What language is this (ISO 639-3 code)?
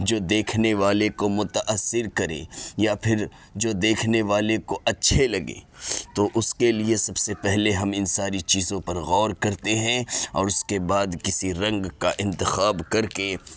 urd